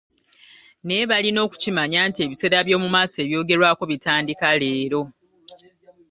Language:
Ganda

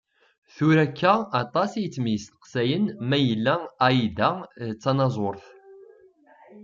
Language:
Kabyle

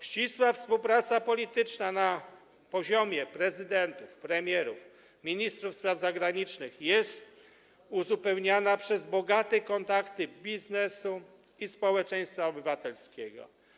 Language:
Polish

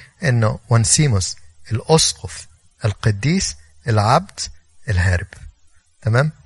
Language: Arabic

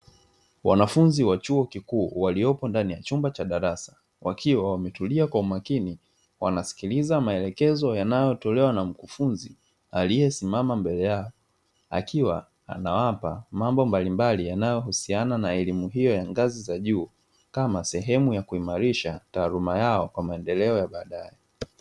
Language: Swahili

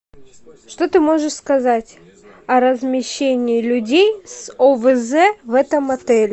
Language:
Russian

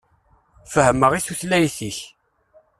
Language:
Kabyle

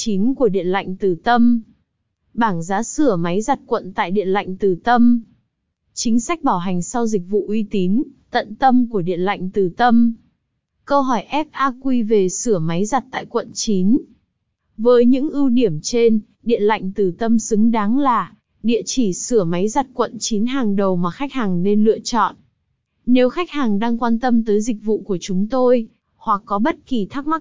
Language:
Vietnamese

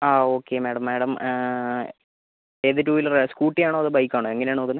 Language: Malayalam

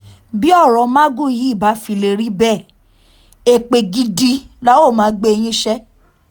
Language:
Yoruba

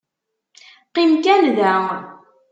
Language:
Kabyle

